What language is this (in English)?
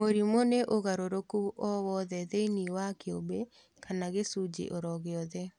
Kikuyu